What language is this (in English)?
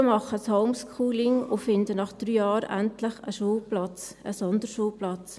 Swiss German